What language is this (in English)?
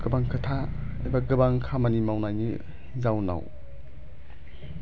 Bodo